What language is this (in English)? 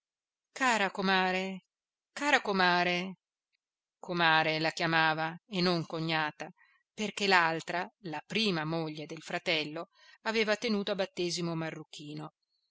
Italian